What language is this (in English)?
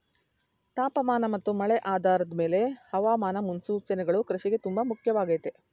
Kannada